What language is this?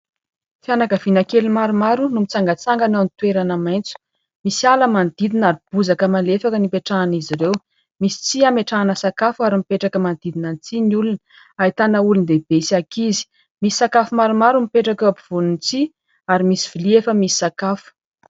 Malagasy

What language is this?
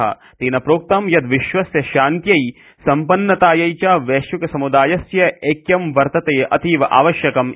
Sanskrit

